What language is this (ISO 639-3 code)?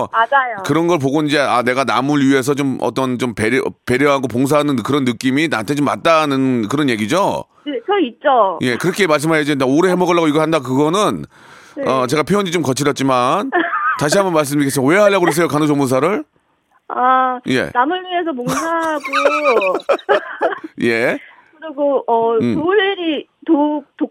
kor